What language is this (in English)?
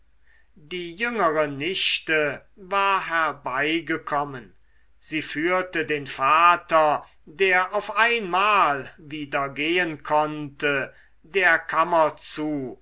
German